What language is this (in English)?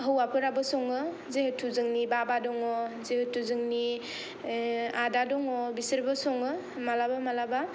Bodo